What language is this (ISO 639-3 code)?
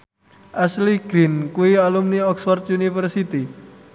jav